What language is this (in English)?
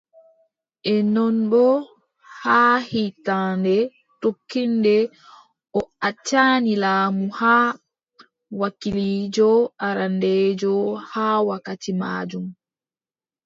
Adamawa Fulfulde